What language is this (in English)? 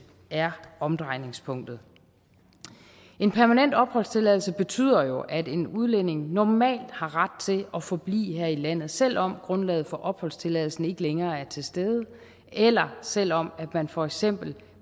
Danish